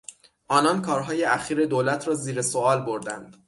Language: Persian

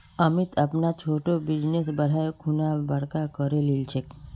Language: Magahi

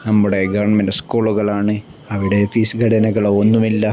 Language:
Malayalam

